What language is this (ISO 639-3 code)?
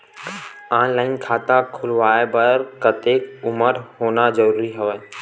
hne